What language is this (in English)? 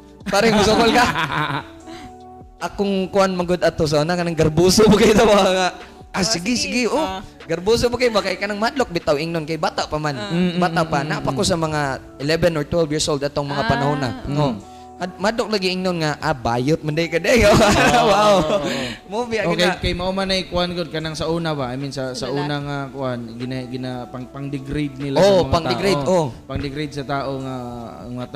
Filipino